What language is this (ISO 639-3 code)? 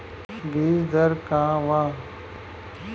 bho